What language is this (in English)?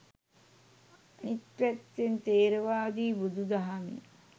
Sinhala